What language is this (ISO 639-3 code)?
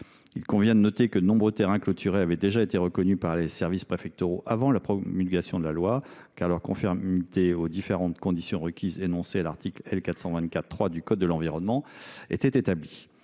fra